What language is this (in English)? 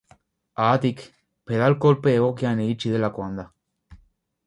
Basque